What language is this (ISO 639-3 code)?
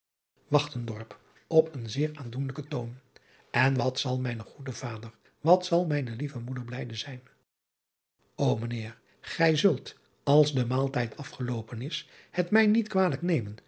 nld